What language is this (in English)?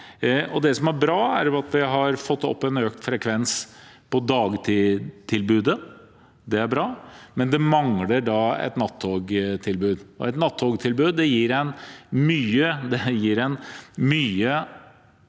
Norwegian